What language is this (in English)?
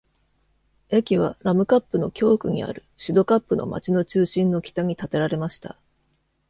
Japanese